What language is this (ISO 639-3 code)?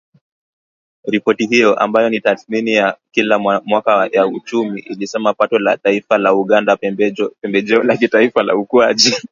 swa